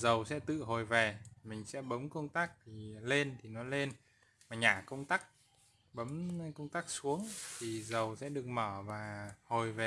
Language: Vietnamese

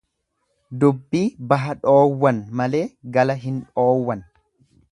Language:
Oromo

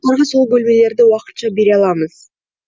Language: Kazakh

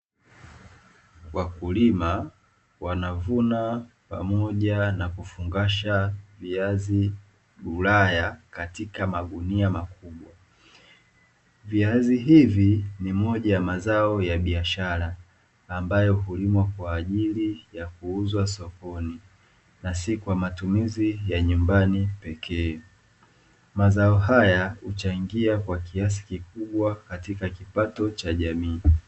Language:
Swahili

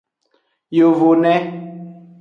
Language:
Aja (Benin)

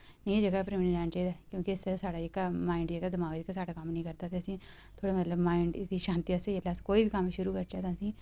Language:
Dogri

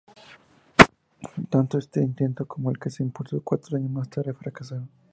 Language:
Spanish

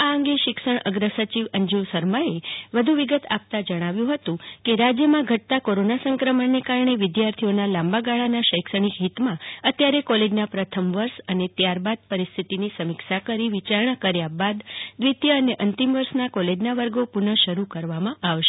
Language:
Gujarati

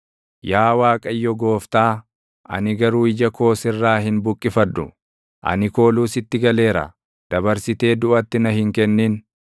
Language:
Oromo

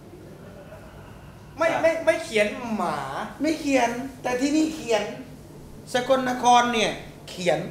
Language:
Thai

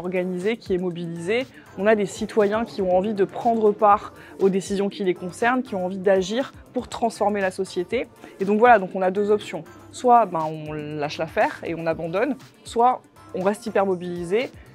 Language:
French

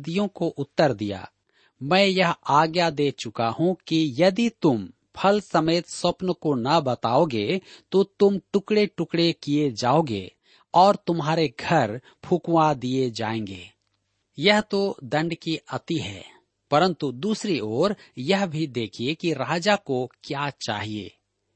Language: Hindi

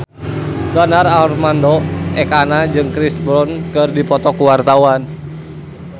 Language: Sundanese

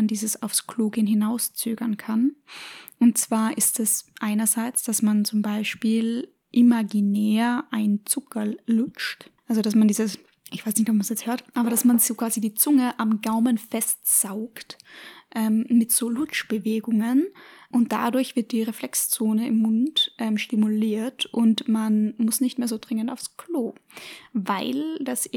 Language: German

